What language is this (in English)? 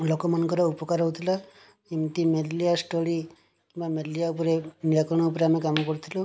Odia